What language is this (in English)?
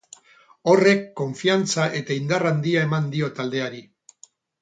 Basque